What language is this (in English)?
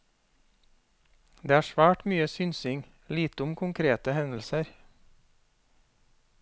Norwegian